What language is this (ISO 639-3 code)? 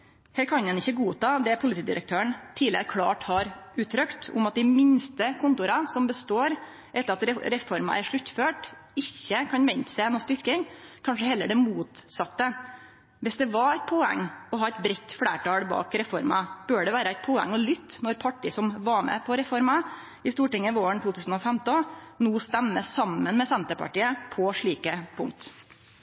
nno